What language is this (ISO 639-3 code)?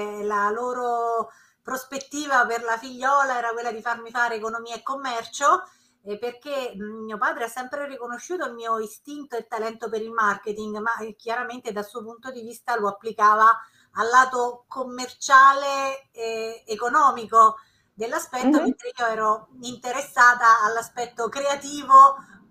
ita